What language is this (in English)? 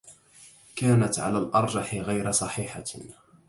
Arabic